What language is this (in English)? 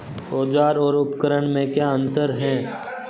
Hindi